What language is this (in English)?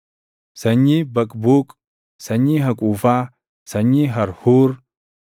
Oromo